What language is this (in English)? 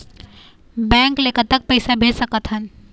Chhattisgarhi